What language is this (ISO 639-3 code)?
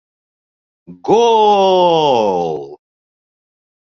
bak